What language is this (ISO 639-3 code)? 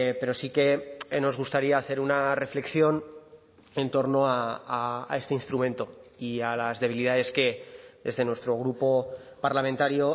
spa